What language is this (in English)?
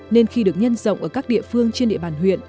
Vietnamese